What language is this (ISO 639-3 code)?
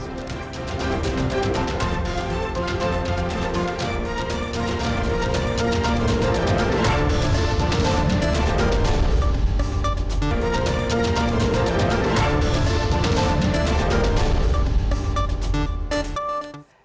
ind